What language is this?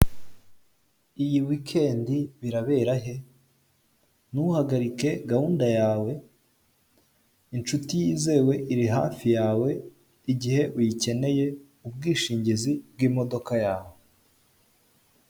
Kinyarwanda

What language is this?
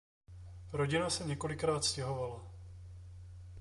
Czech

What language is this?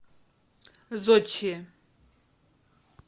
Russian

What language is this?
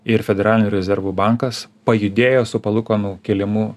Lithuanian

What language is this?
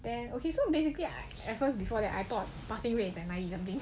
English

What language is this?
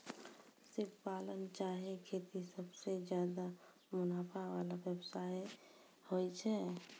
Maithili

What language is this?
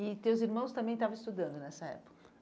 Portuguese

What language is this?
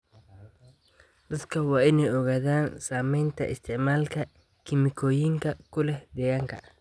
Somali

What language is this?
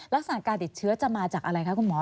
Thai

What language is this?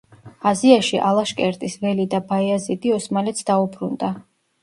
Georgian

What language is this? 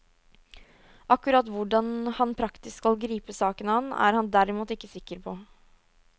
Norwegian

